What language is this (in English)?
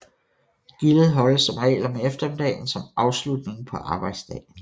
Danish